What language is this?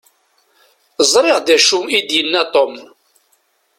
Kabyle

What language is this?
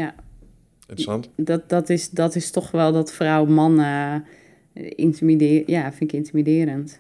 Dutch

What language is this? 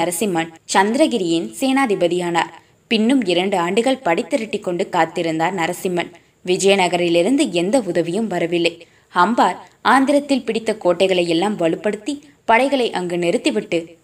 Tamil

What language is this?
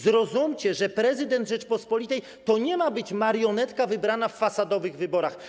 Polish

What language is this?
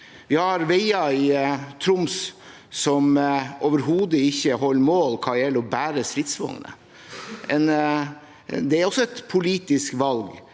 Norwegian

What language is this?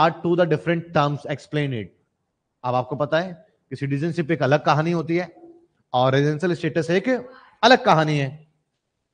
Hindi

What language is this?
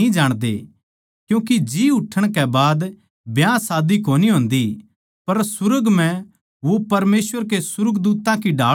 Haryanvi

